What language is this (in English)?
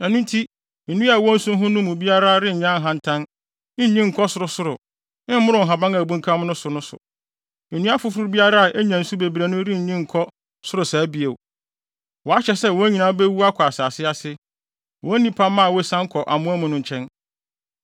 Akan